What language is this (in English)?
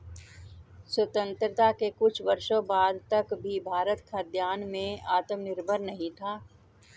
Hindi